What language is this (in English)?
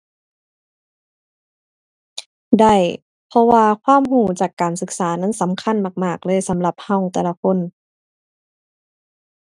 Thai